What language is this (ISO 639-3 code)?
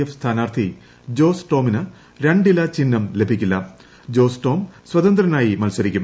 mal